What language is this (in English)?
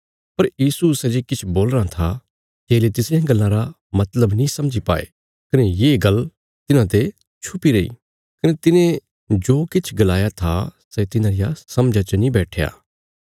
Bilaspuri